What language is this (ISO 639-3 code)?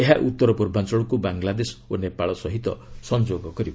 ori